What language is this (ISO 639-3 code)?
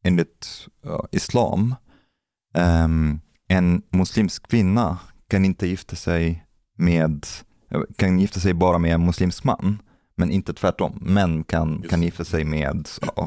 swe